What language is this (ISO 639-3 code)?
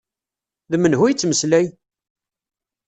kab